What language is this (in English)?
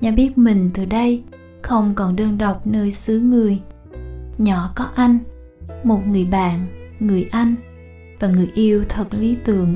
Vietnamese